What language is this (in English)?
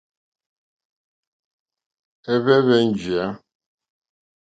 Mokpwe